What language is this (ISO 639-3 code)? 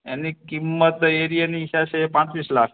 guj